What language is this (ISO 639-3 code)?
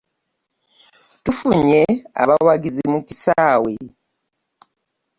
lug